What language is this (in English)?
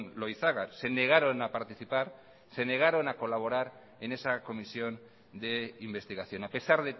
Spanish